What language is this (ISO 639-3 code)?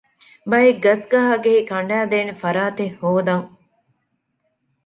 div